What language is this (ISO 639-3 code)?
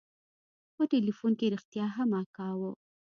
pus